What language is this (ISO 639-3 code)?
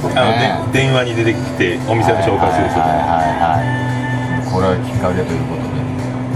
jpn